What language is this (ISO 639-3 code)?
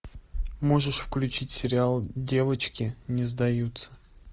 rus